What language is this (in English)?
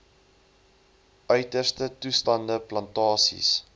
Afrikaans